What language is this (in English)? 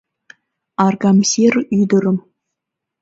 Mari